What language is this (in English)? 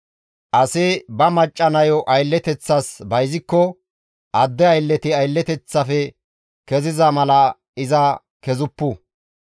Gamo